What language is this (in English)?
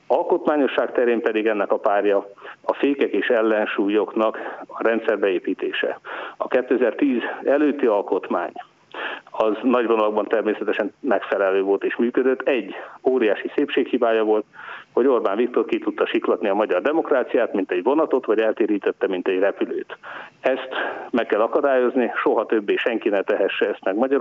Hungarian